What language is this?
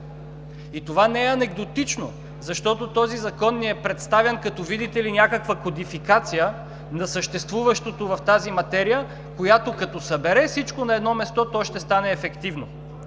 Bulgarian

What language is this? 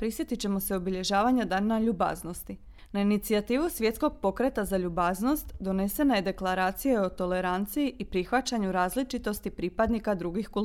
Croatian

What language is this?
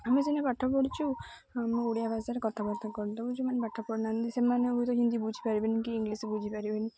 Odia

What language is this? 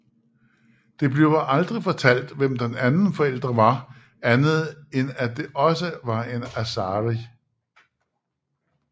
Danish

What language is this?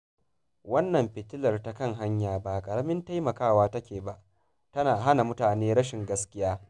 Hausa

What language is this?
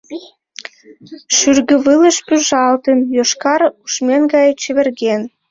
Mari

